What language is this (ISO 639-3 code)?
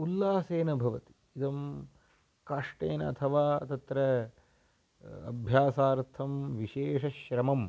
san